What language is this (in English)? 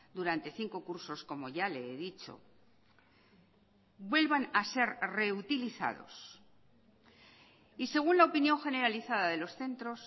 Spanish